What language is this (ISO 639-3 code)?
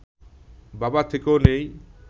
ben